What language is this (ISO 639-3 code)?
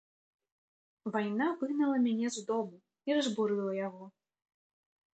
bel